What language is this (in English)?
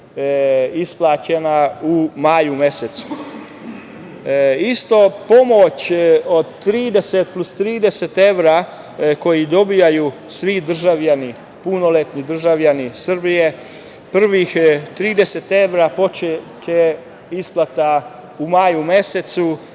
Serbian